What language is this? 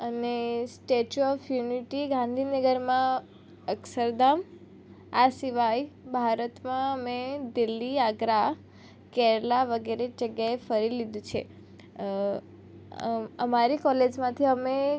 Gujarati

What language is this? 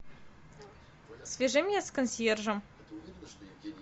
Russian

